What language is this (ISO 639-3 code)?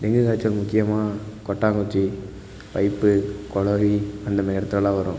tam